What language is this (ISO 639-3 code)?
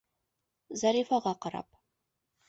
bak